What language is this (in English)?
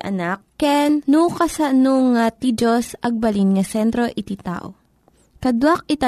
Filipino